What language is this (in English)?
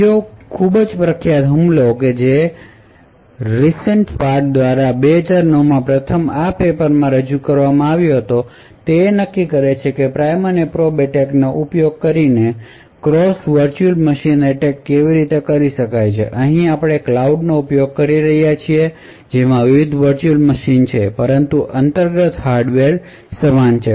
Gujarati